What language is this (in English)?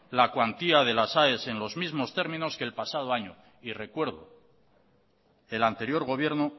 Spanish